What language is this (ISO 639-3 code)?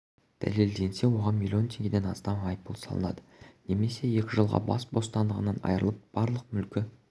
kaz